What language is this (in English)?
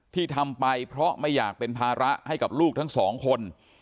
Thai